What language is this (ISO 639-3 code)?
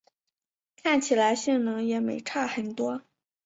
zho